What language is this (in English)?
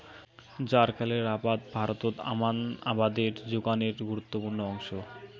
Bangla